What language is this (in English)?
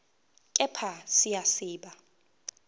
Zulu